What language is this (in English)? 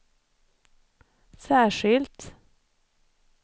Swedish